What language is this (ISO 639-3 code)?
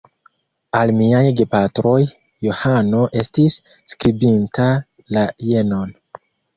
epo